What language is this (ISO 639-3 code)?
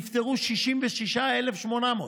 heb